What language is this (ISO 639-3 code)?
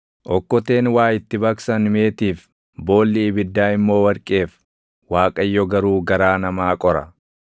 orm